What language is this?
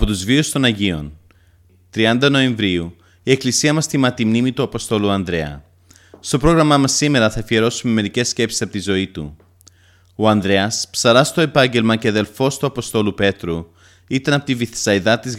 Greek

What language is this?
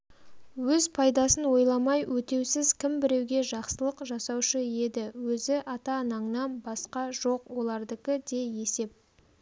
Kazakh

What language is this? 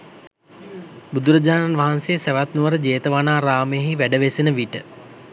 Sinhala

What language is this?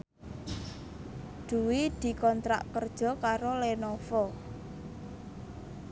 Javanese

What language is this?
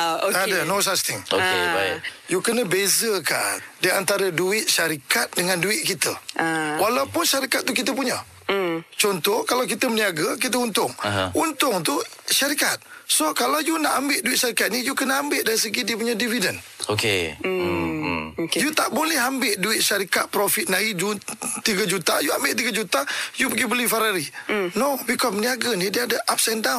Malay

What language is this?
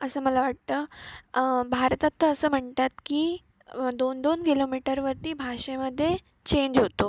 Marathi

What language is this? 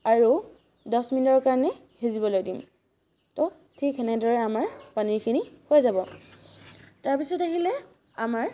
Assamese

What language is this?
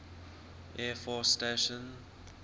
English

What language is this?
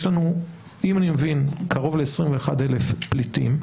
Hebrew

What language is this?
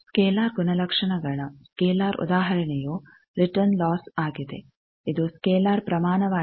Kannada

